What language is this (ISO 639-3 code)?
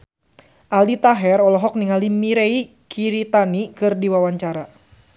sun